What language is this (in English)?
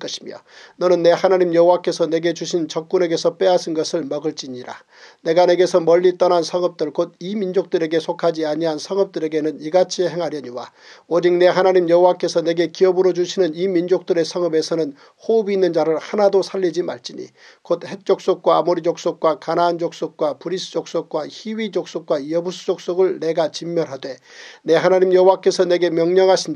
Korean